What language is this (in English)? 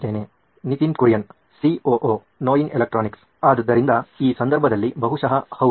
Kannada